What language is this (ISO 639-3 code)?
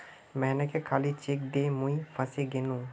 mag